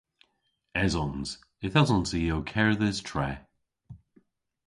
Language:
Cornish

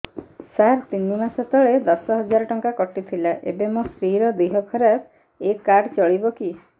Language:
Odia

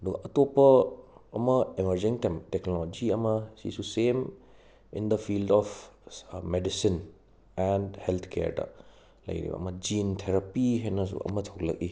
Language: Manipuri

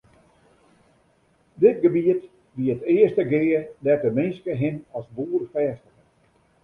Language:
Western Frisian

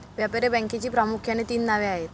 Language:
Marathi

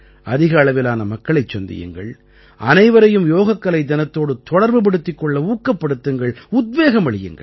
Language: Tamil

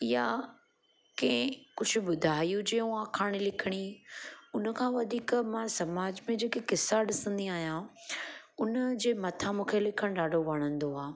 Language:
Sindhi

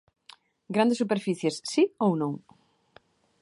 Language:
Galician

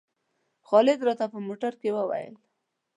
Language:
Pashto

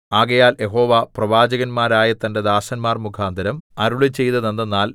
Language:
Malayalam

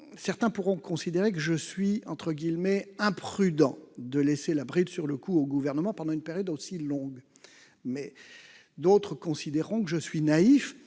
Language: French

